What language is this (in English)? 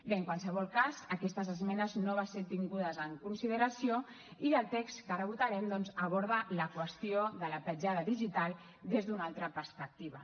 Catalan